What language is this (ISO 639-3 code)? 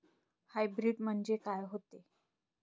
mar